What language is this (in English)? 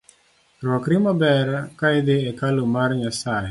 Luo (Kenya and Tanzania)